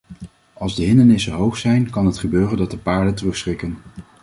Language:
Dutch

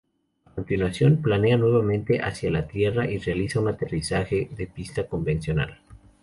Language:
Spanish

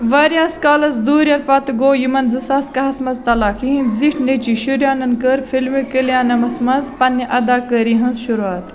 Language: Kashmiri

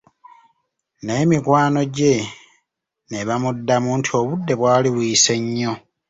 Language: Ganda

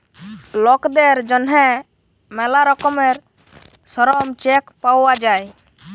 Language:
Bangla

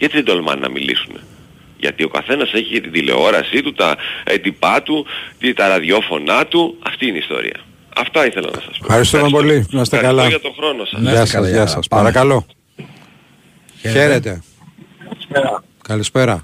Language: Greek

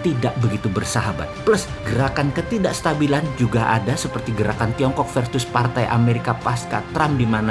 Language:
Indonesian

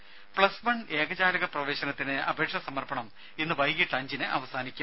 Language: Malayalam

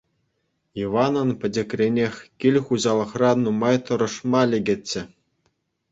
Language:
Chuvash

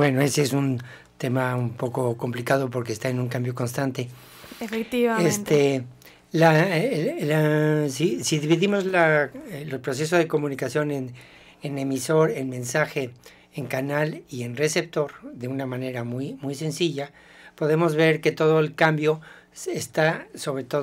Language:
Spanish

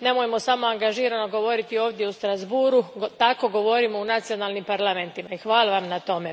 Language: Croatian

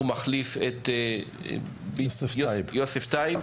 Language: Hebrew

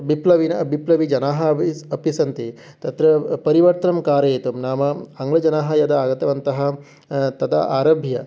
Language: Sanskrit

